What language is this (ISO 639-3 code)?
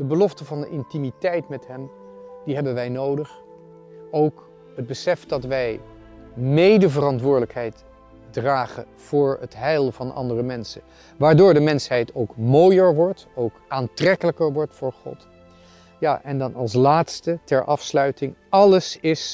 nld